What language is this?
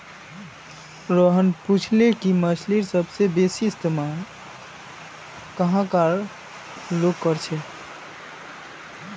Magahi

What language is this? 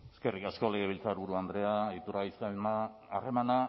Basque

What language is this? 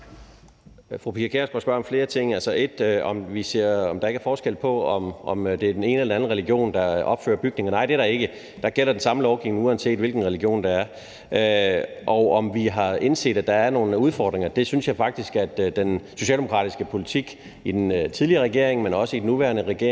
Danish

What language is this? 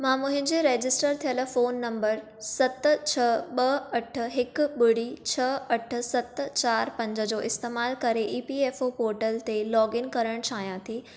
Sindhi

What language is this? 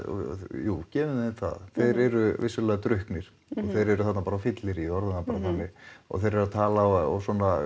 Icelandic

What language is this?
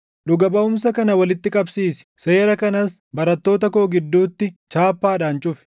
Oromo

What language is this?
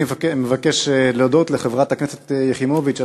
Hebrew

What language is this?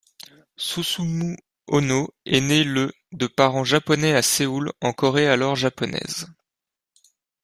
French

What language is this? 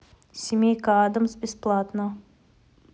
Russian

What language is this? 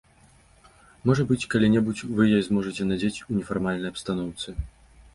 Belarusian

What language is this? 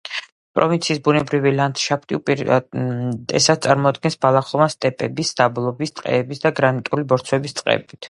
Georgian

